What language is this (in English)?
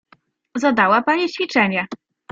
Polish